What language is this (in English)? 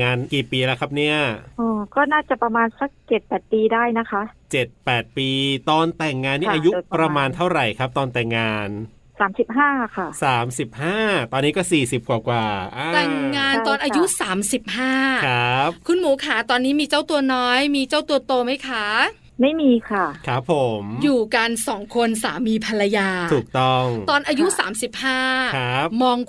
Thai